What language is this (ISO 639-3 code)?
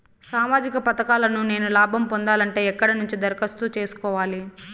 tel